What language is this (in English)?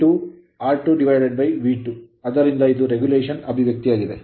Kannada